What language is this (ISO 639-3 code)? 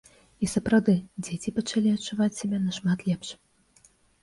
bel